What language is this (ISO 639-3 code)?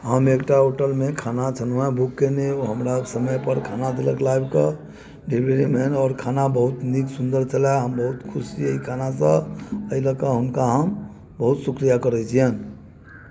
mai